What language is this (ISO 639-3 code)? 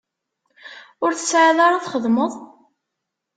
kab